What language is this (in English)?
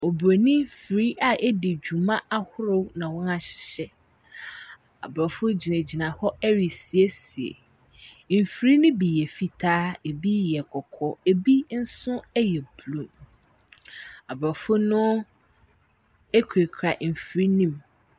Akan